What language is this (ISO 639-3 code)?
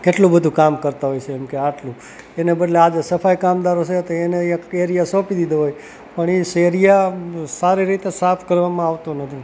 guj